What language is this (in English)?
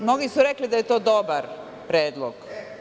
Serbian